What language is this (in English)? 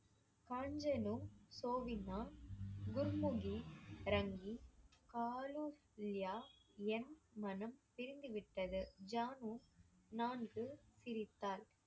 Tamil